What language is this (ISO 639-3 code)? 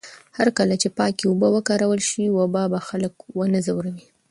pus